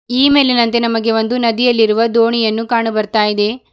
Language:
Kannada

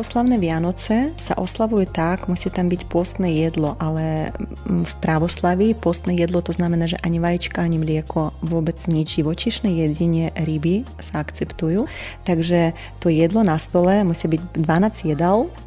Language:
Slovak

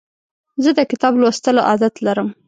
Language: Pashto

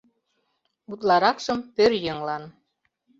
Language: Mari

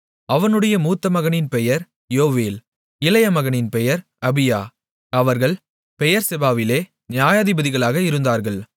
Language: Tamil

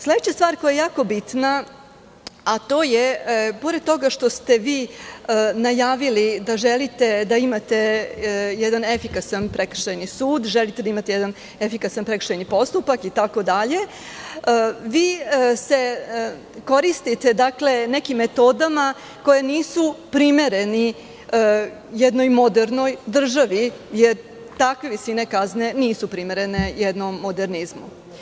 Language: Serbian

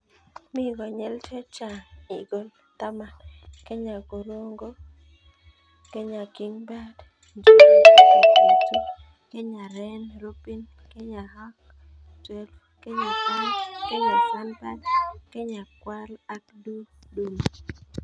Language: Kalenjin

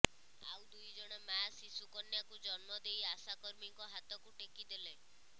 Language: Odia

